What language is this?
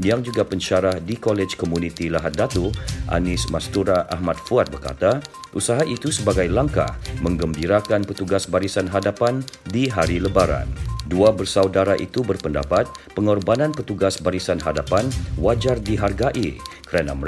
Malay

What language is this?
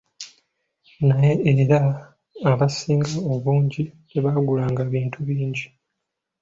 Ganda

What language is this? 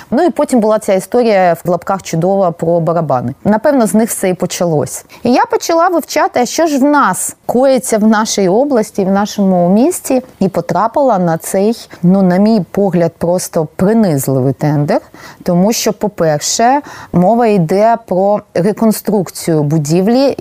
Ukrainian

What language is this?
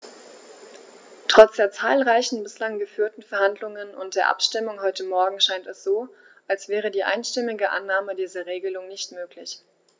German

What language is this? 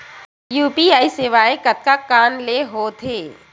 Chhattisgarhi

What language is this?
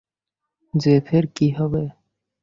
Bangla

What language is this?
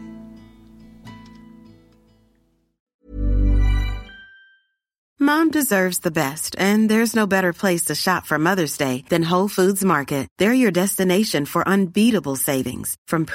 Persian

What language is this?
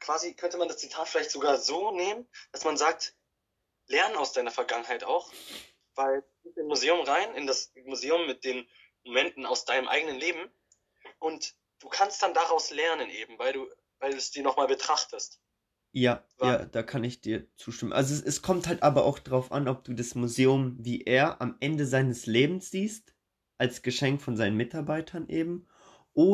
German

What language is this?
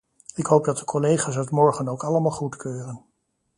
Dutch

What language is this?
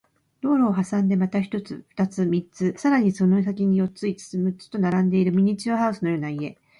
Japanese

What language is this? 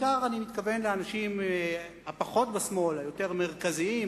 Hebrew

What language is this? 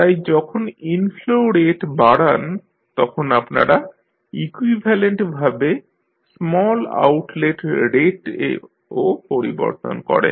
Bangla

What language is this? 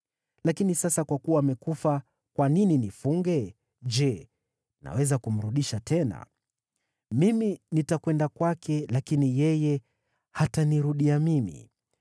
Swahili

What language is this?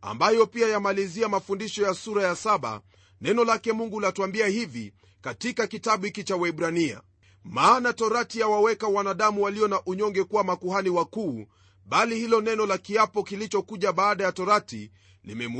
Swahili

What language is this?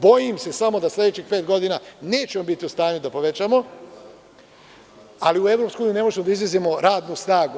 Serbian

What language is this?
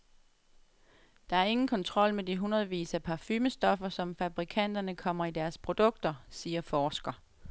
Danish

